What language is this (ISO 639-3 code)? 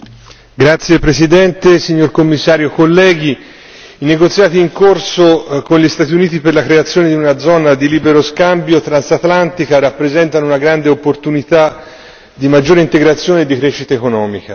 ita